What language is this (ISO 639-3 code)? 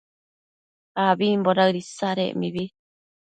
mcf